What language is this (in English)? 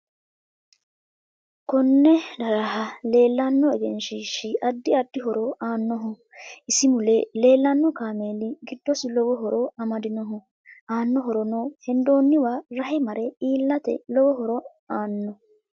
Sidamo